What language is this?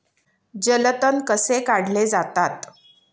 Marathi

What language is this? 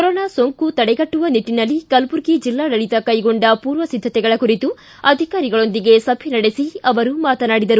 Kannada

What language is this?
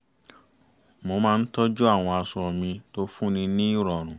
Yoruba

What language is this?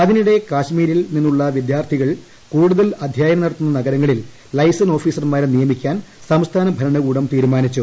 Malayalam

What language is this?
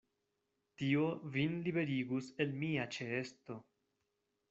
Esperanto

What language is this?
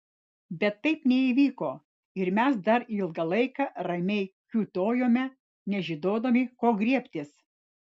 Lithuanian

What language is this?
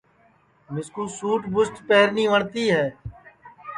Sansi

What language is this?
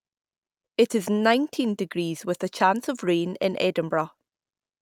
English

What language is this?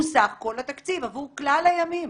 Hebrew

